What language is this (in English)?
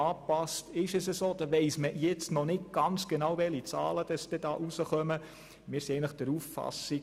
Swiss German